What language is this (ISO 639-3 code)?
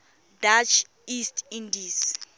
tsn